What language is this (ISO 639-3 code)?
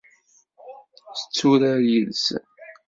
kab